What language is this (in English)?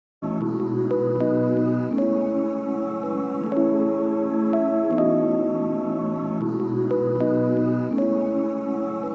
Indonesian